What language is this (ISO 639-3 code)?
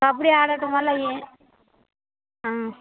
tel